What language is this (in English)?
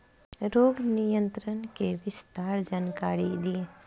Bhojpuri